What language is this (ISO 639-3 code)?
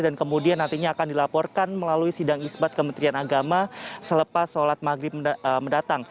ind